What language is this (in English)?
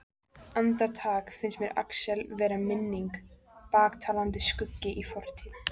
Icelandic